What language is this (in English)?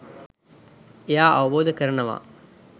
Sinhala